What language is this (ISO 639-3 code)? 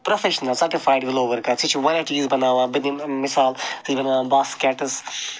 kas